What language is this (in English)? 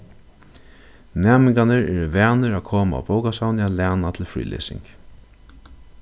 Faroese